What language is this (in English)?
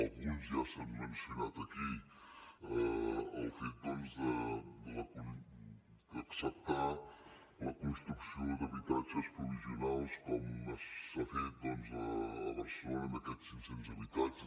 Catalan